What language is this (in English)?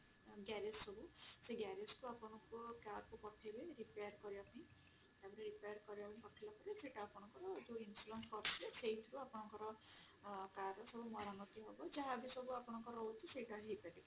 Odia